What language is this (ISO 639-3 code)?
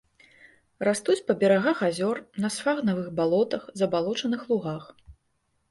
bel